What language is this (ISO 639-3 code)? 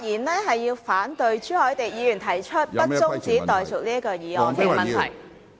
yue